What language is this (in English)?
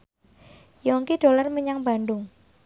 Javanese